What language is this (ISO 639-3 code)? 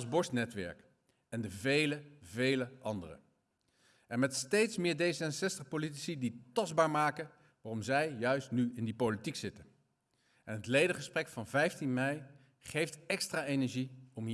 nld